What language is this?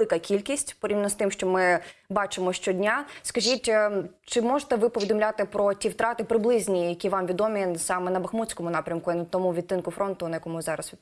Ukrainian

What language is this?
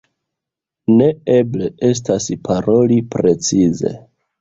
Esperanto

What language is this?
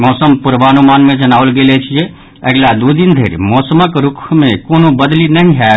Maithili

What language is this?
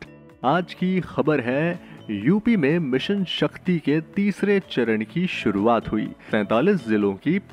Hindi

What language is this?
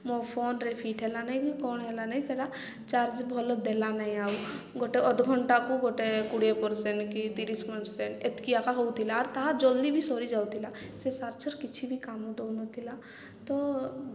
Odia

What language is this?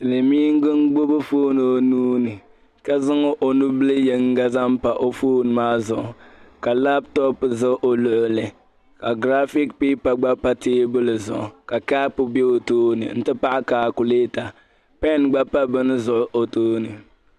Dagbani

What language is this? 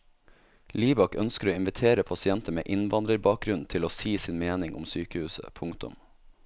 Norwegian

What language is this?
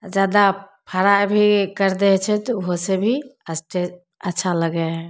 Maithili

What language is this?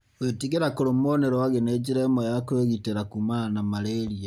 Kikuyu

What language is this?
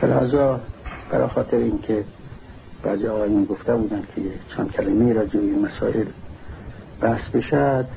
Persian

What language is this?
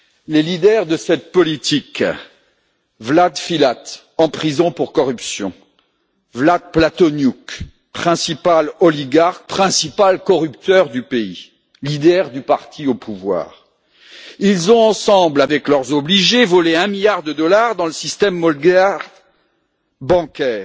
French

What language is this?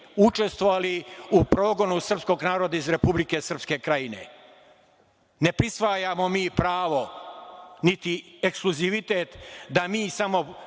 Serbian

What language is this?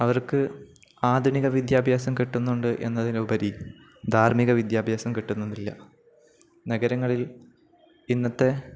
Malayalam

